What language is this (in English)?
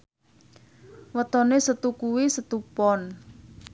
Javanese